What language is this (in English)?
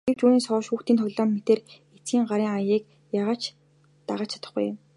Mongolian